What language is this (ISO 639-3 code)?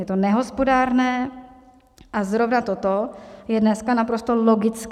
ces